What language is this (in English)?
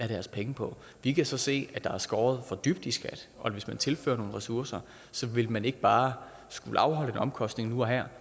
Danish